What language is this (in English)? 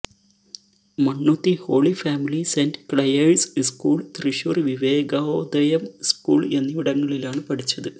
Malayalam